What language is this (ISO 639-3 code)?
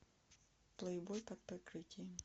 rus